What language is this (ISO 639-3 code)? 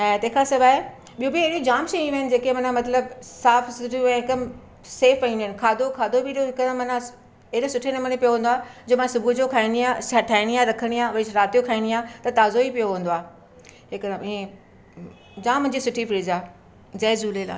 snd